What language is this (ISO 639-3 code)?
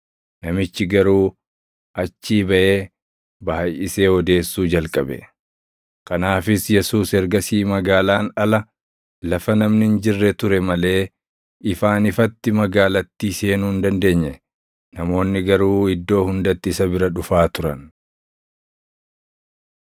orm